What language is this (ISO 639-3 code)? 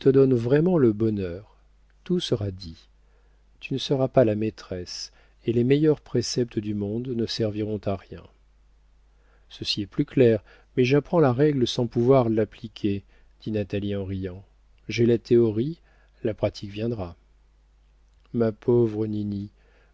fra